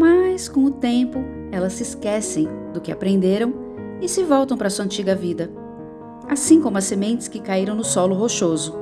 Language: Portuguese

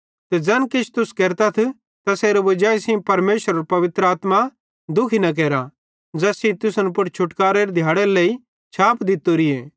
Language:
Bhadrawahi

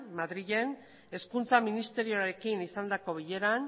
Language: Basque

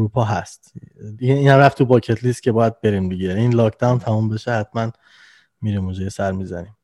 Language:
Persian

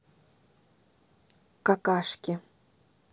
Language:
Russian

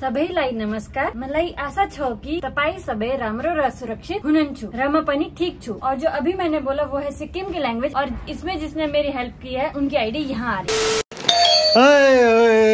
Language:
Hindi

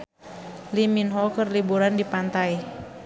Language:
Sundanese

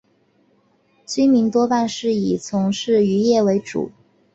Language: Chinese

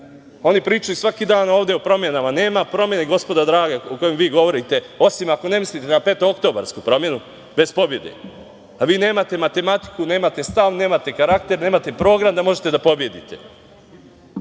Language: Serbian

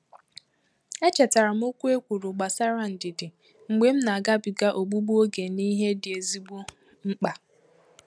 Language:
Igbo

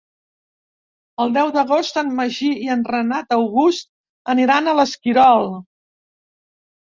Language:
Catalan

